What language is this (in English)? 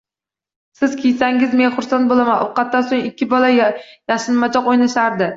Uzbek